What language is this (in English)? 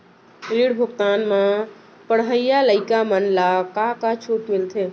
Chhattisgarhi